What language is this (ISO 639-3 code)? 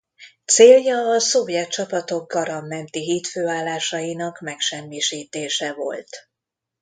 hun